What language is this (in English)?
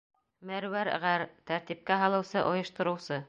Bashkir